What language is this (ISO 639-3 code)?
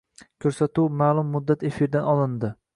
uzb